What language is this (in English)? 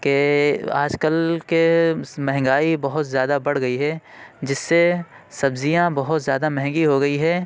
Urdu